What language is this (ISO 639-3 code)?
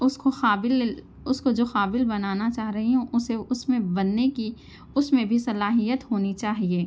urd